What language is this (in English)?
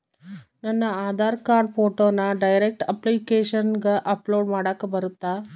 Kannada